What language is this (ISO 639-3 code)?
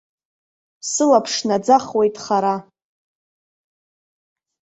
abk